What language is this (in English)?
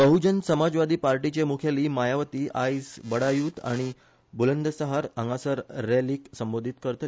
Konkani